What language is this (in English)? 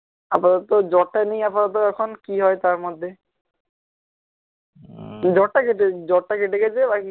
Bangla